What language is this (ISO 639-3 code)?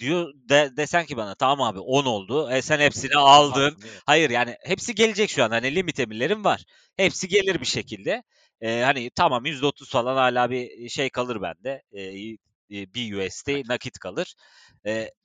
tur